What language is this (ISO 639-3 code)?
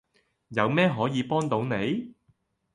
yue